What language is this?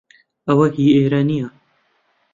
Central Kurdish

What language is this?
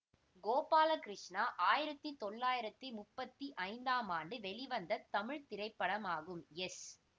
Tamil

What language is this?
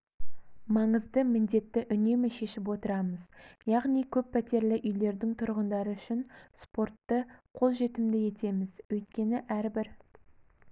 Kazakh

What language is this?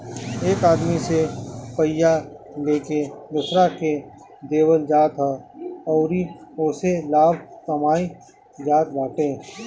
Bhojpuri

